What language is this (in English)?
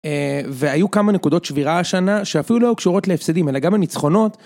Hebrew